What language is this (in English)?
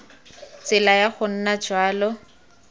Tswana